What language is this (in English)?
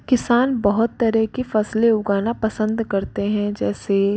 Hindi